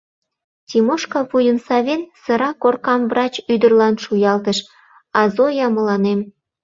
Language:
Mari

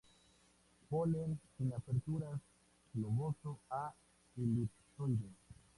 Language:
Spanish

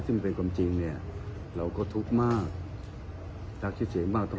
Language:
Thai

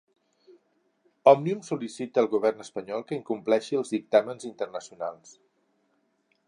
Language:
Catalan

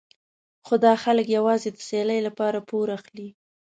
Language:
Pashto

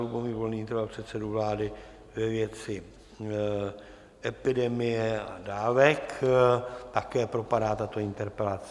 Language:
Czech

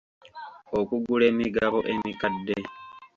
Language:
Ganda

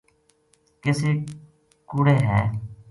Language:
Gujari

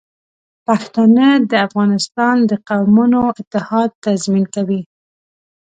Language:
Pashto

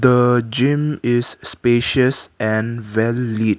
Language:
English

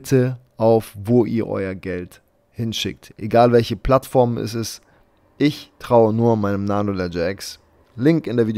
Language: German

